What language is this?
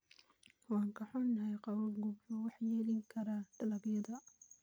Somali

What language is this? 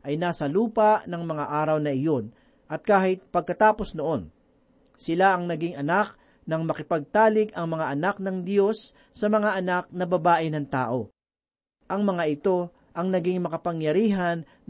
Filipino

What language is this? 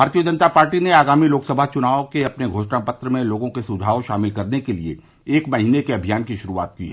Hindi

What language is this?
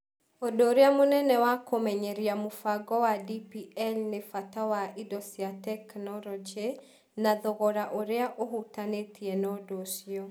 Kikuyu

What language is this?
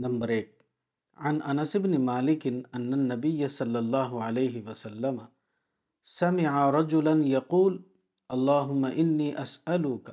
Urdu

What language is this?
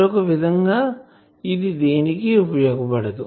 Telugu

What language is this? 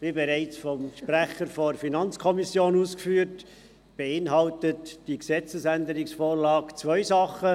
Swiss German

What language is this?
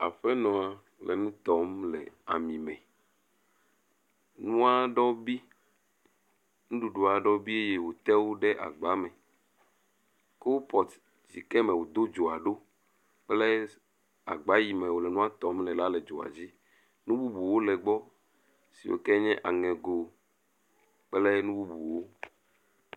Ewe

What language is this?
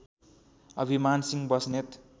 Nepali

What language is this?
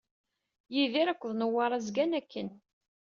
Kabyle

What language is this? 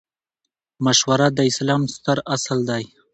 Pashto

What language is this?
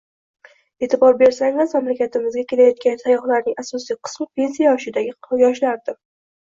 Uzbek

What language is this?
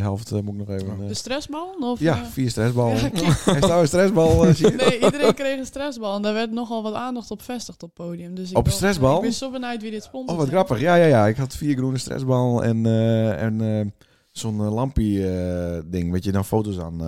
Dutch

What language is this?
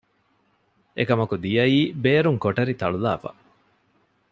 Divehi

